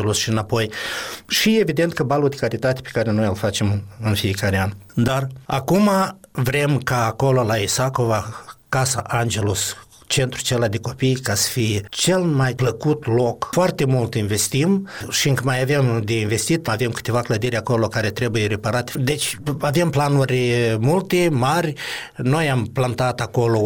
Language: Romanian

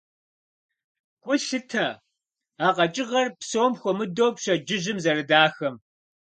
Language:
Kabardian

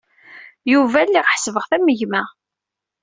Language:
Kabyle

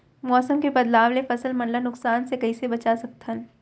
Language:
Chhattisgarhi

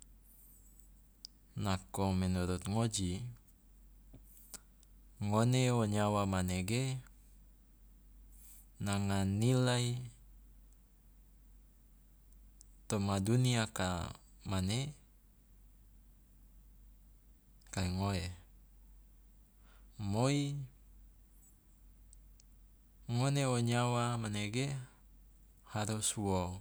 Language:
Loloda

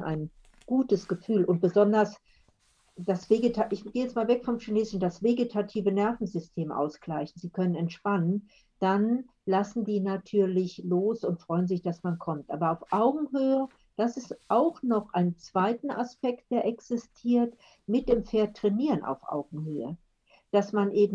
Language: German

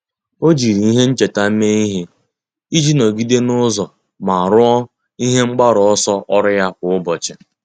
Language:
Igbo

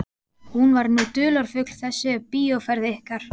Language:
Icelandic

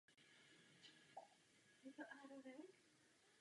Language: Czech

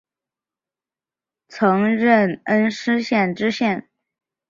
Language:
Chinese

